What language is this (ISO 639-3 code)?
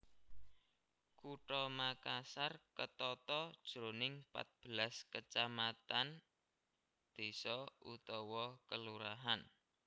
jav